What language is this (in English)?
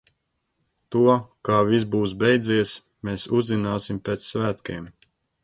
Latvian